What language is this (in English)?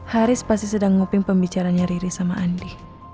Indonesian